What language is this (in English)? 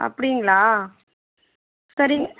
Tamil